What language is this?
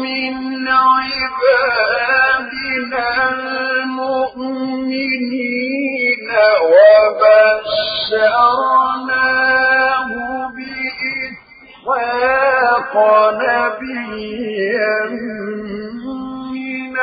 Arabic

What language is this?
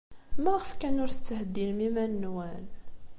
Kabyle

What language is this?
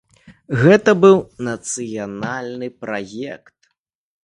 Belarusian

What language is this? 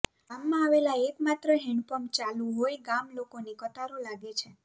Gujarati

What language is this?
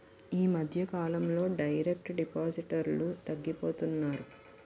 Telugu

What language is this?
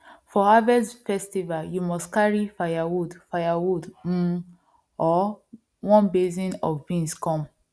Nigerian Pidgin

